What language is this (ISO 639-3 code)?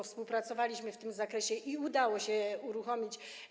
pol